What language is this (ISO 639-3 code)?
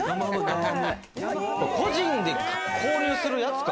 jpn